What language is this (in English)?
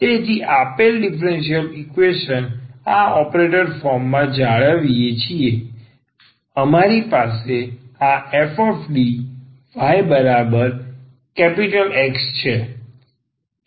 Gujarati